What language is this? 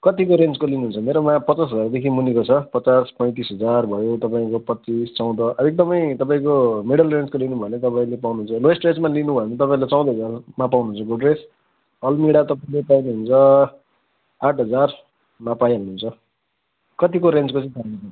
Nepali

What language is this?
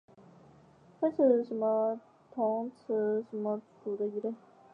Chinese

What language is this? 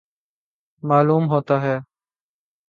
Urdu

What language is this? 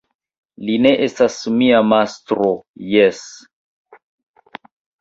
Esperanto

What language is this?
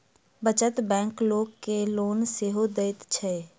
Maithili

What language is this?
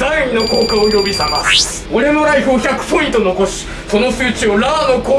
Japanese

